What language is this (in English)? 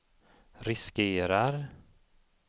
Swedish